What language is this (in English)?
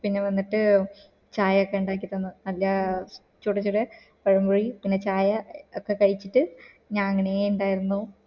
Malayalam